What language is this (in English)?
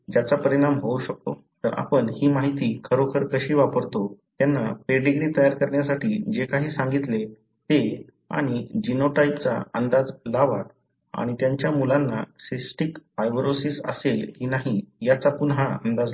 Marathi